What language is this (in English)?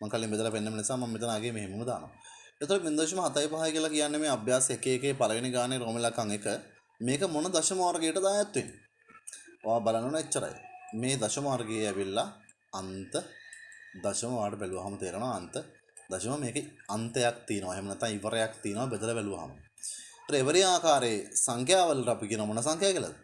Sinhala